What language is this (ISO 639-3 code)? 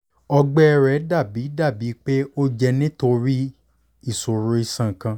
yor